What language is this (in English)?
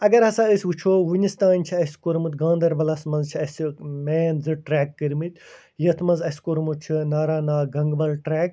Kashmiri